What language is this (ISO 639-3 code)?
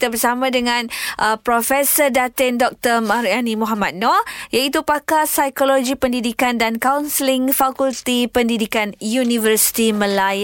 msa